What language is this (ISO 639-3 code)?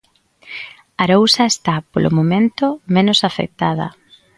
glg